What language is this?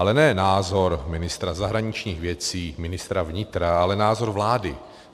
Czech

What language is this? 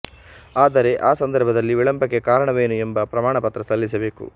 Kannada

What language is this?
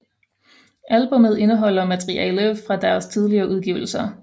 Danish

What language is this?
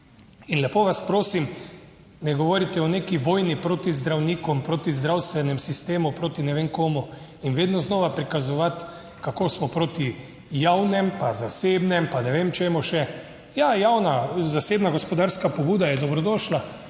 Slovenian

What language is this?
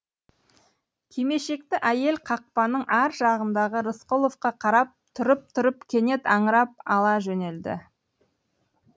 Kazakh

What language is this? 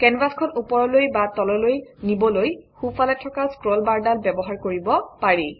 Assamese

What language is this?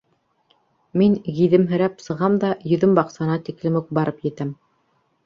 Bashkir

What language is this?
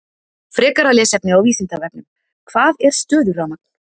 Icelandic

